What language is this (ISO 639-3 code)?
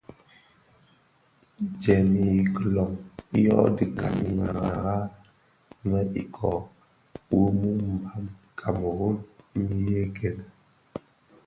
ksf